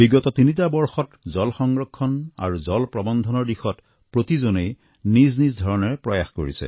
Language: Assamese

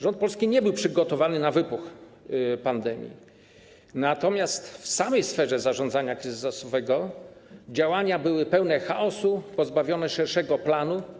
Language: Polish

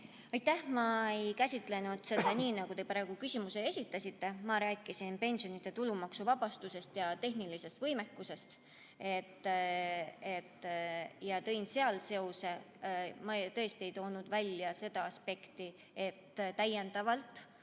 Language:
Estonian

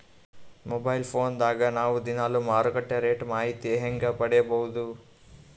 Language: Kannada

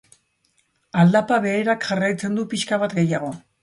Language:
Basque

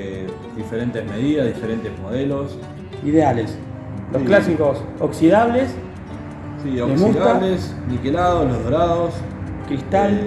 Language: Spanish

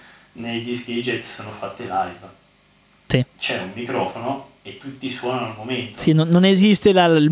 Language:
Italian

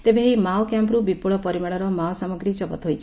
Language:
Odia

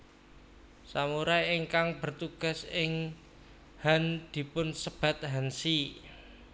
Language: Javanese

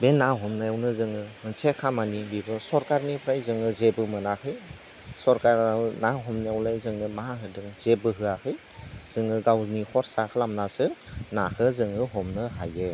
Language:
Bodo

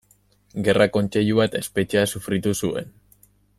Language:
Basque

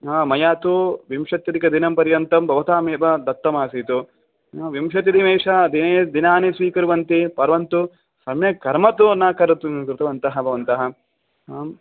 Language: Sanskrit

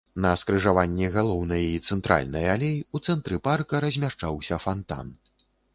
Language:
Belarusian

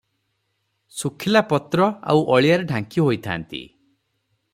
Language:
Odia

